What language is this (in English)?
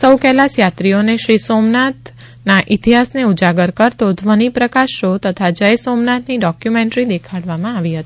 Gujarati